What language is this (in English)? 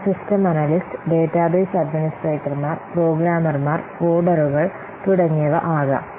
Malayalam